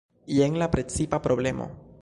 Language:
Esperanto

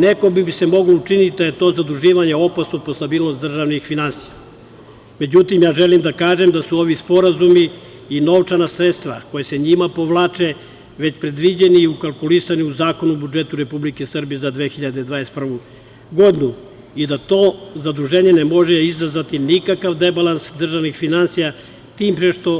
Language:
Serbian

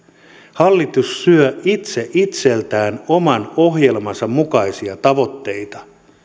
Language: Finnish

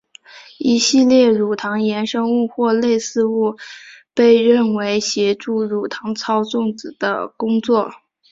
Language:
Chinese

